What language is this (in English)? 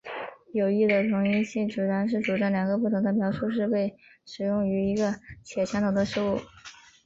Chinese